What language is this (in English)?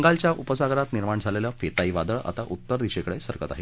Marathi